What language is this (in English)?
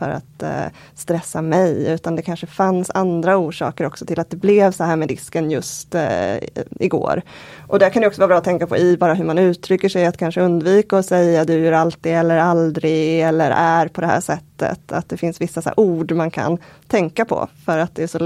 Swedish